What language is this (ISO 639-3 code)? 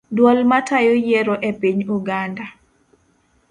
luo